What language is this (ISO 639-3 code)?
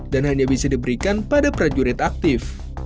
ind